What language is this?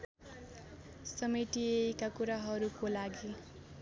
Nepali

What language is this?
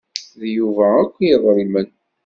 Kabyle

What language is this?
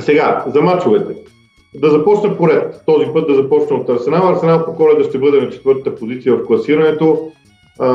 Bulgarian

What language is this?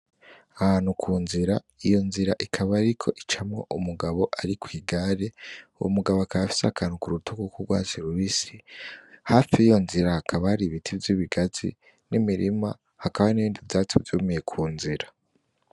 Rundi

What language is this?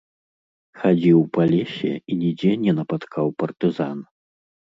Belarusian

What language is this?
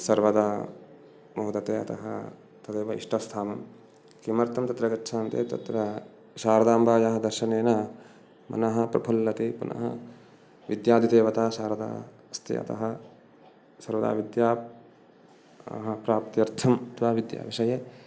Sanskrit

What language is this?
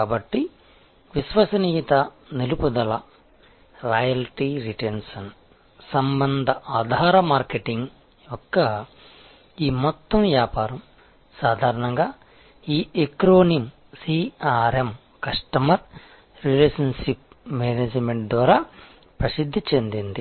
Telugu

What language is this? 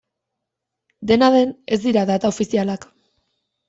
Basque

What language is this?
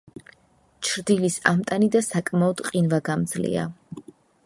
Georgian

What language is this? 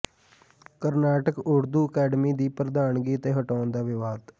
Punjabi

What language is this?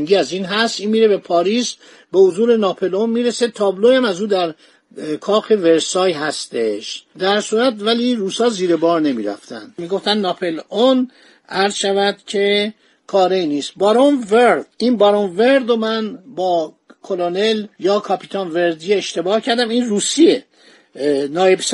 Persian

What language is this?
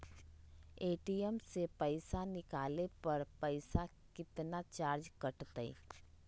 Magahi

